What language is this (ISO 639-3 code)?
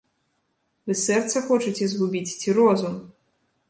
bel